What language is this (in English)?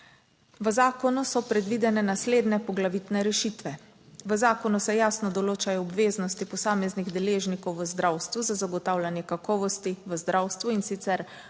Slovenian